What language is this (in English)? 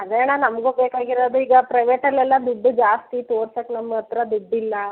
Kannada